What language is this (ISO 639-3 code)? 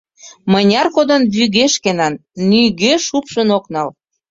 chm